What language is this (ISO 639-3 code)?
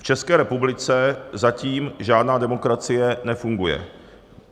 ces